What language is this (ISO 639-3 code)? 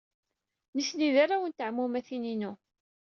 kab